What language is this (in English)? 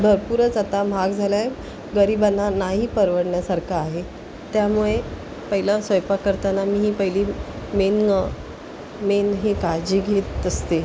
Marathi